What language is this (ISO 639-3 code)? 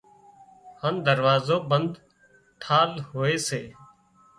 kxp